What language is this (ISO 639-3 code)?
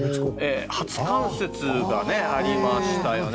jpn